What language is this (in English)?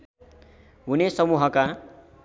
Nepali